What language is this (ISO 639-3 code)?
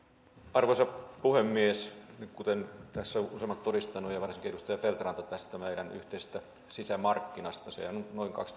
fin